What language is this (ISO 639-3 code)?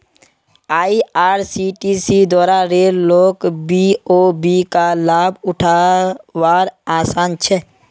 mag